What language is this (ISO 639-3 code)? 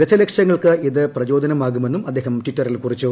mal